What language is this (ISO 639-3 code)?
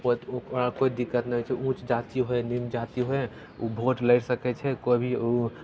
mai